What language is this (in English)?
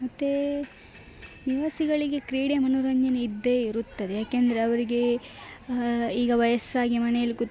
Kannada